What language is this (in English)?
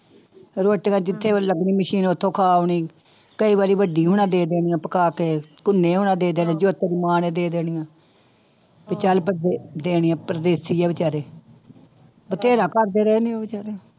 Punjabi